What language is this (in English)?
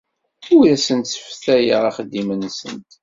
Kabyle